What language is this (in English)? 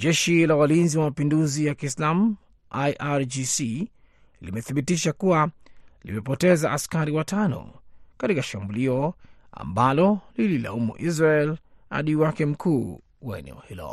Swahili